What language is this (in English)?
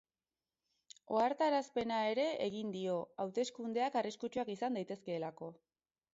Basque